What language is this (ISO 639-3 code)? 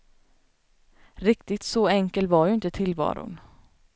swe